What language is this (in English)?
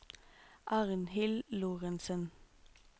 Norwegian